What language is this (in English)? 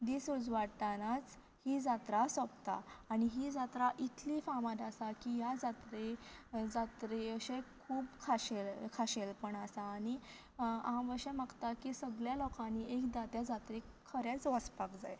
Konkani